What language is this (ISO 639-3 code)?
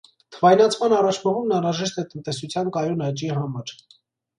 hye